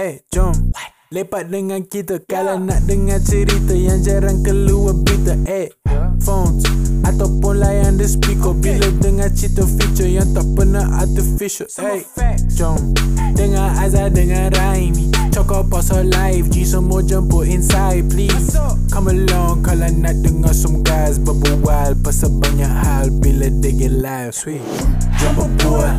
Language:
Malay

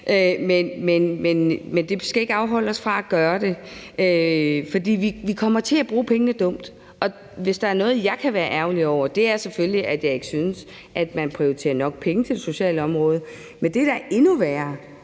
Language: Danish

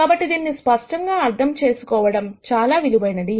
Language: Telugu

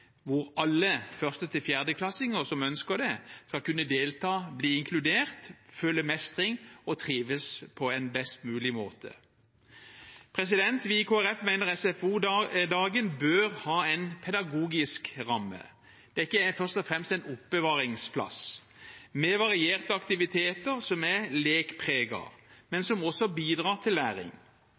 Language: Norwegian Bokmål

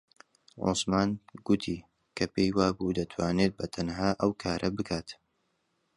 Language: Central Kurdish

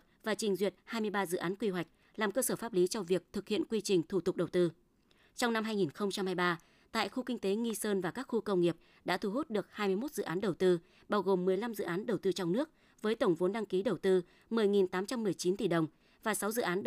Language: Vietnamese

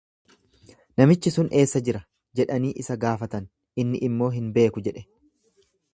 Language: Oromo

